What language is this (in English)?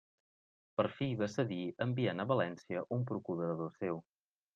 Catalan